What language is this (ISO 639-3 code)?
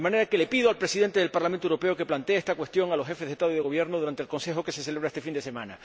spa